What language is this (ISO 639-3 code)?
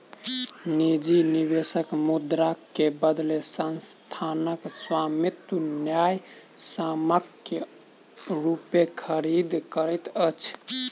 mai